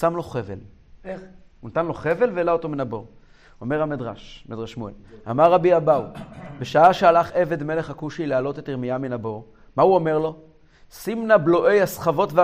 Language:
Hebrew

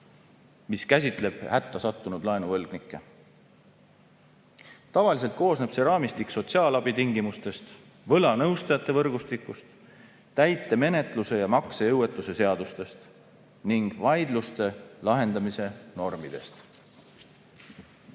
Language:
Estonian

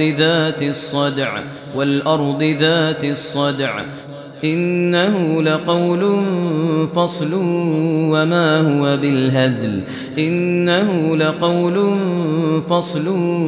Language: Arabic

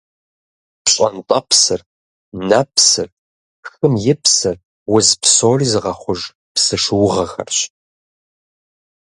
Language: Kabardian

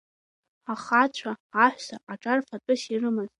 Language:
Abkhazian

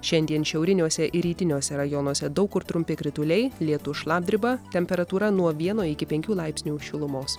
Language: Lithuanian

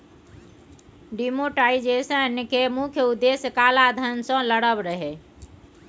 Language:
Maithili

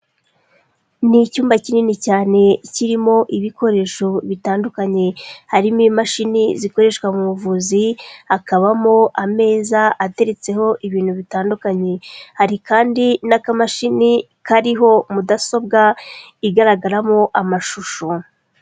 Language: Kinyarwanda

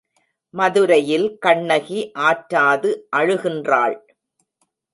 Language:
Tamil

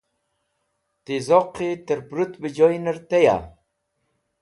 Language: Wakhi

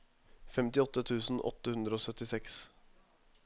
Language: Norwegian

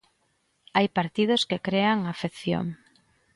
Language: Galician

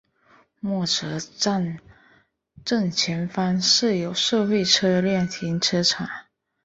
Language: Chinese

